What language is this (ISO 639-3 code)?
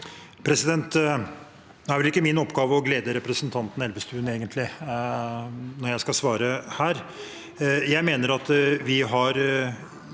nor